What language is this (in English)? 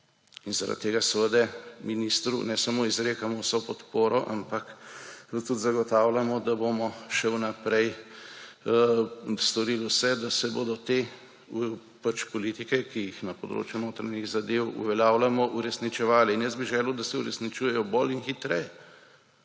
Slovenian